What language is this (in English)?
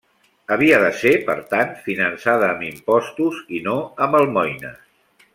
Catalan